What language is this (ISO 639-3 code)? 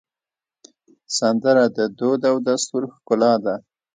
pus